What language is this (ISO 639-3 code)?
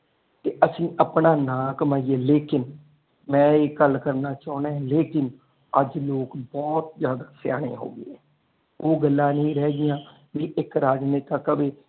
pan